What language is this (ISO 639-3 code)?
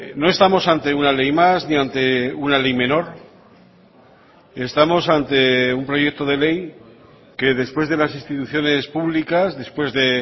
spa